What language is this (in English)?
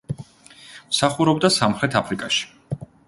Georgian